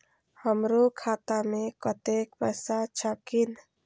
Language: Maithili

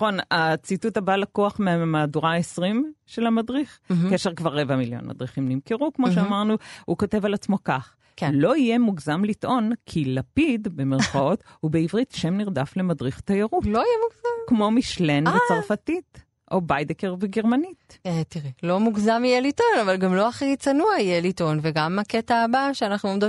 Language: Hebrew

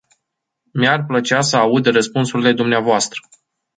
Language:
Romanian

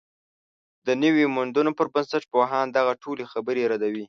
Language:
Pashto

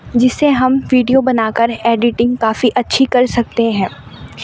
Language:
Urdu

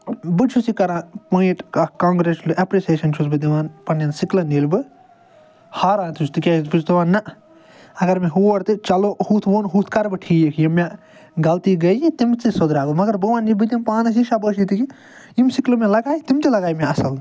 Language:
Kashmiri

